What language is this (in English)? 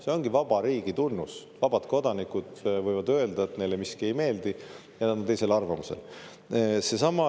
Estonian